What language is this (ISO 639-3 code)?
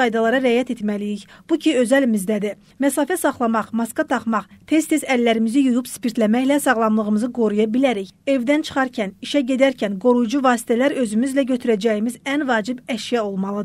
tur